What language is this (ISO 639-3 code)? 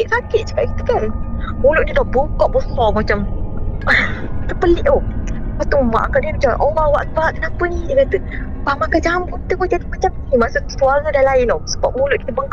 msa